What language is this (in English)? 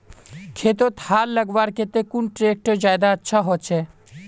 Magahi